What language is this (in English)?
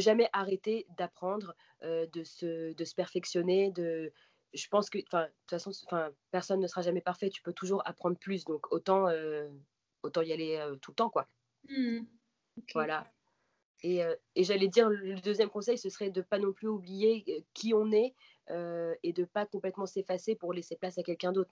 French